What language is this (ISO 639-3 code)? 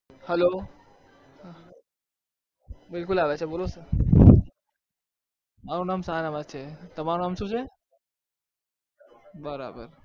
guj